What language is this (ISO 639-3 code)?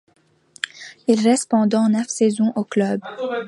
fra